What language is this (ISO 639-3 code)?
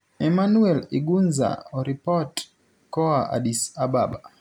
luo